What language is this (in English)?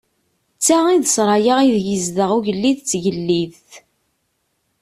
Kabyle